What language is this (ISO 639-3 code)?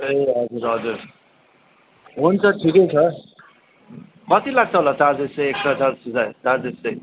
nep